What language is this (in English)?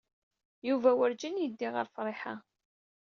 Kabyle